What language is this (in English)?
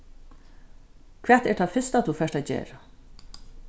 Faroese